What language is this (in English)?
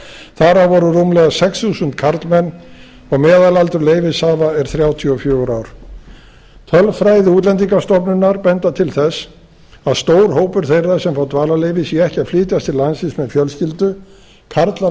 Icelandic